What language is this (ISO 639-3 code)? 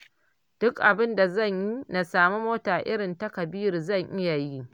hau